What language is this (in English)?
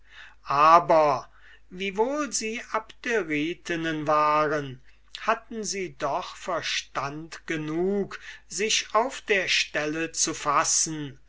German